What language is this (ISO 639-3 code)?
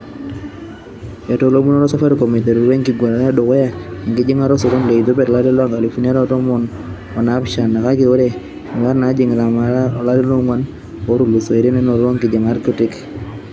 mas